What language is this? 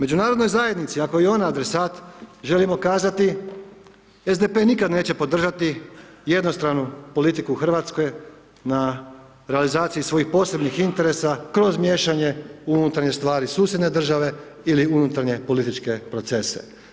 Croatian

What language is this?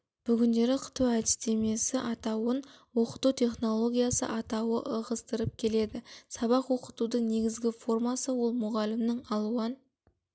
Kazakh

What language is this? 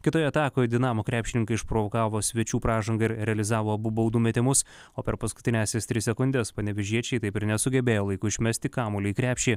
Lithuanian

